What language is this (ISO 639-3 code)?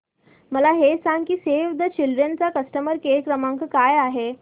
mar